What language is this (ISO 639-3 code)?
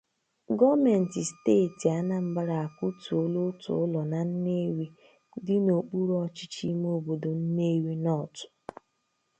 ibo